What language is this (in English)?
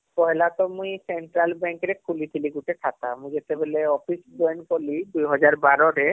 Odia